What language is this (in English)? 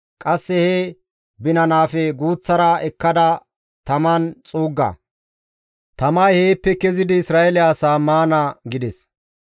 Gamo